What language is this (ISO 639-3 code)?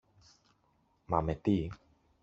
ell